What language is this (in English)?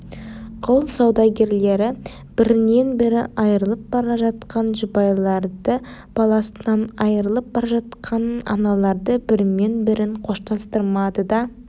Kazakh